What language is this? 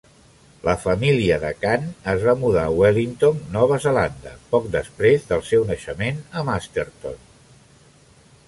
Catalan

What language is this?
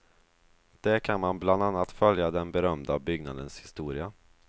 Swedish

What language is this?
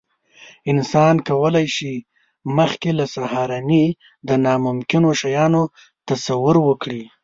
Pashto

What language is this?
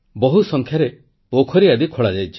Odia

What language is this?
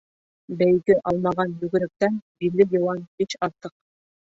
Bashkir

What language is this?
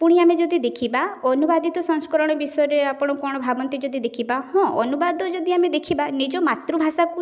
Odia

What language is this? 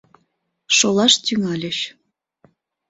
Mari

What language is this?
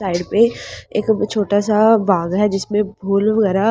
Hindi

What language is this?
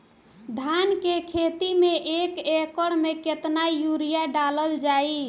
Bhojpuri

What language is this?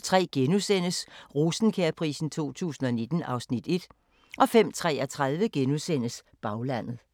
Danish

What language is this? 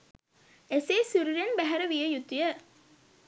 Sinhala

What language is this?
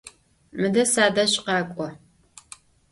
Adyghe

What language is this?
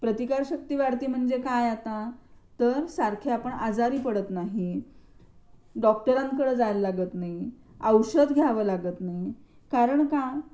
Marathi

